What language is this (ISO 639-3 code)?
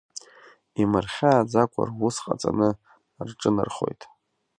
abk